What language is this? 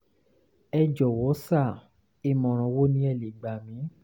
Yoruba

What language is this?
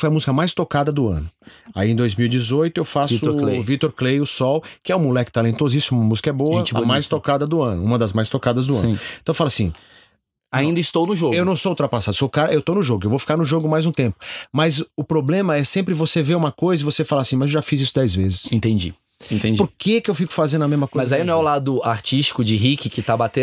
Portuguese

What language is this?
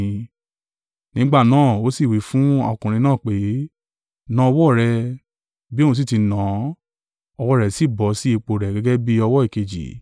Yoruba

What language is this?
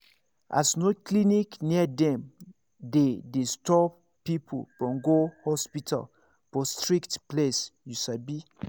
Nigerian Pidgin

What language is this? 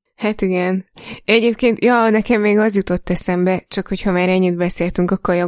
Hungarian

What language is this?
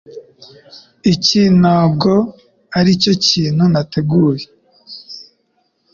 Kinyarwanda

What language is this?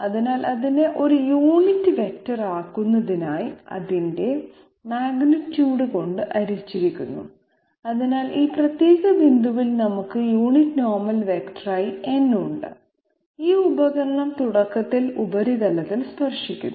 Malayalam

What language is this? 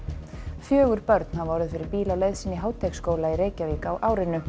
Icelandic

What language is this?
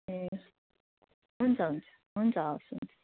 Nepali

